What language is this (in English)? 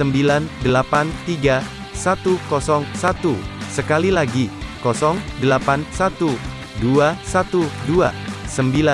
Indonesian